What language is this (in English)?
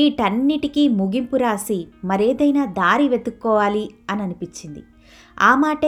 Telugu